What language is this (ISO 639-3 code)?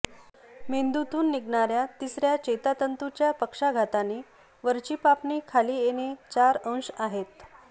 mar